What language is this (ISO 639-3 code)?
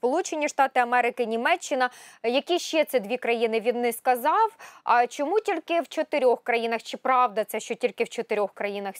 ukr